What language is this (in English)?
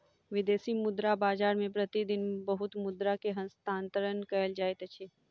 Maithili